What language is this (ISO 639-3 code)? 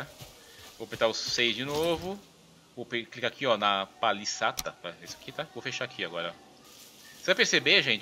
por